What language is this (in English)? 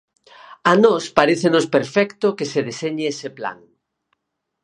Galician